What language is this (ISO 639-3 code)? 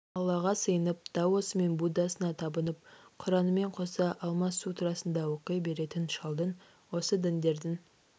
kaz